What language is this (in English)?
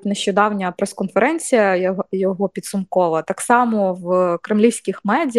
Ukrainian